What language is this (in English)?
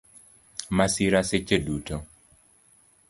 Luo (Kenya and Tanzania)